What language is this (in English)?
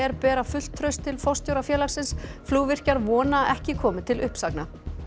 Icelandic